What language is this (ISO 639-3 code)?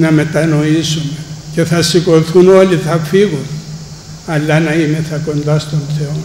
ell